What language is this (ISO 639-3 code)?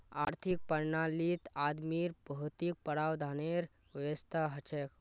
mag